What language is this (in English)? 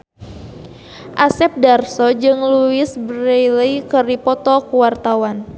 Sundanese